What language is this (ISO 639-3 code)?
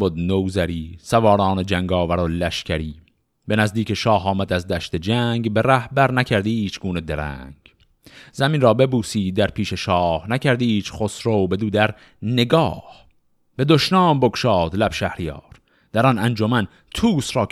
fas